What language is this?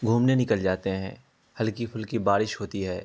Urdu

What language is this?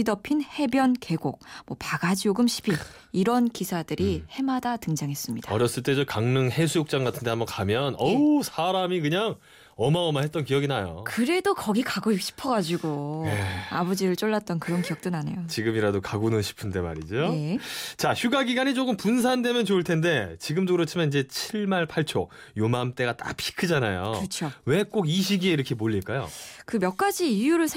Korean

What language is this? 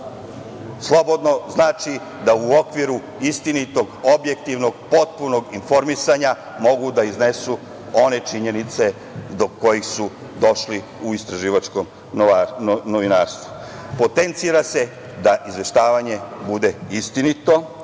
Serbian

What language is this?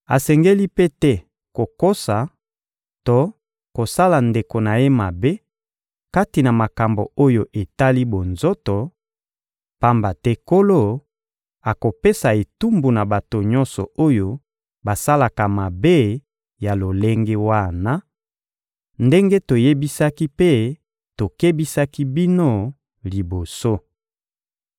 Lingala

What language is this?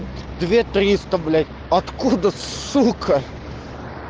Russian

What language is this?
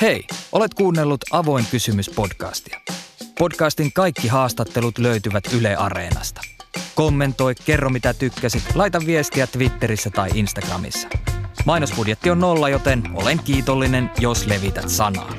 Finnish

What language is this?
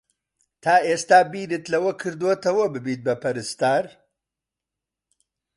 Central Kurdish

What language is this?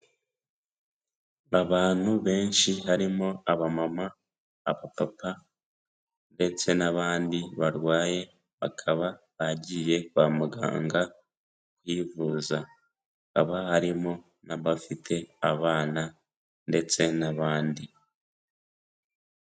Kinyarwanda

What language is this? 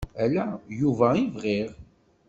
Kabyle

